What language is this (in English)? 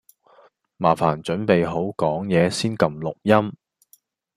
Cantonese